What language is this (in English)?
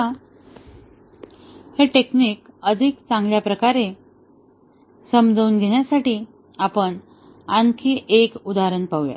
Marathi